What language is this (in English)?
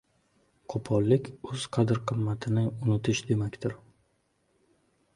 Uzbek